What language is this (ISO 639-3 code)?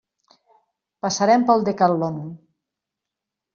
cat